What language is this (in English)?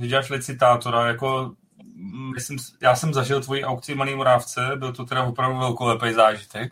Czech